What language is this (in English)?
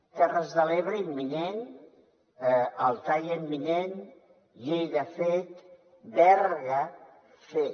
Catalan